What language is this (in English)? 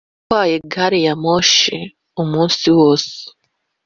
Kinyarwanda